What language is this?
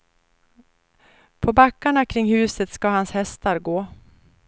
Swedish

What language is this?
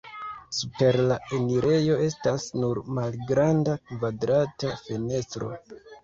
Esperanto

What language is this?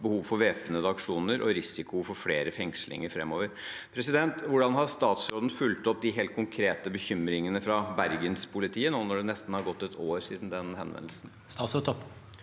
Norwegian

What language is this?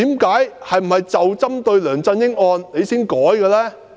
Cantonese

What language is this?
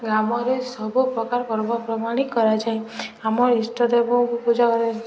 Odia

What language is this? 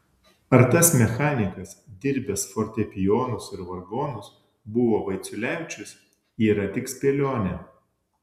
Lithuanian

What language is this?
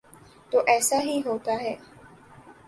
Urdu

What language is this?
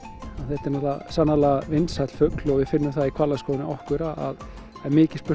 Icelandic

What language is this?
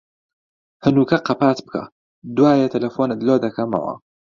Central Kurdish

